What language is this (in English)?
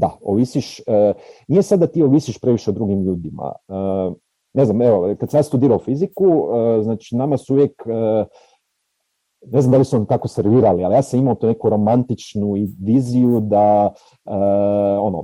Croatian